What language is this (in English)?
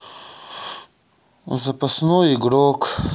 Russian